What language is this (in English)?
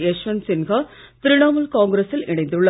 Tamil